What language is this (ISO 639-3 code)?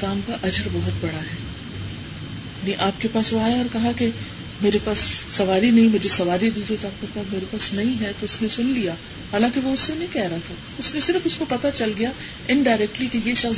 urd